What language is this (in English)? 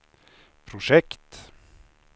Swedish